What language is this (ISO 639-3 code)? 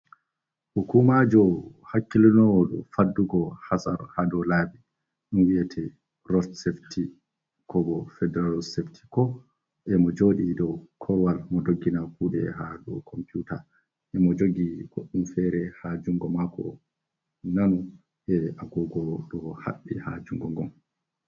ful